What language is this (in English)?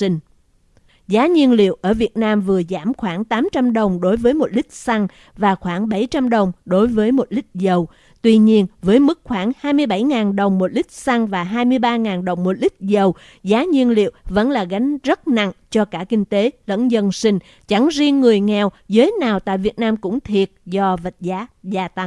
Vietnamese